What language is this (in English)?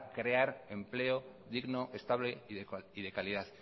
Spanish